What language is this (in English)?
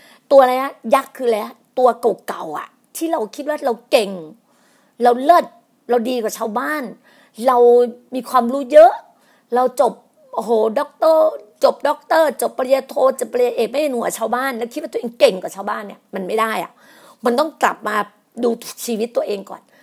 Thai